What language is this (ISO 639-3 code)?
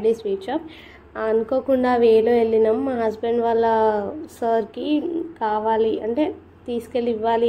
ind